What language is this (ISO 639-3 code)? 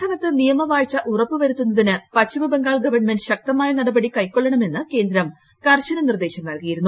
mal